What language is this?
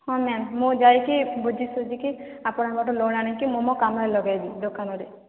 Odia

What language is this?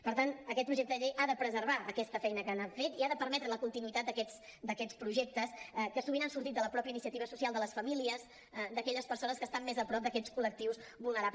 Catalan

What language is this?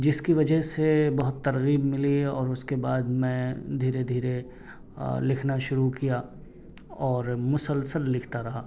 Urdu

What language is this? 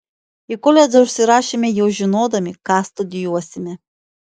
Lithuanian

